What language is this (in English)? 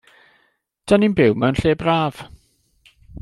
Welsh